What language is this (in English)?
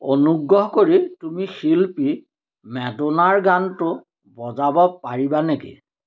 Assamese